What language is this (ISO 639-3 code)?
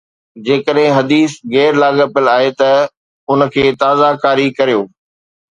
snd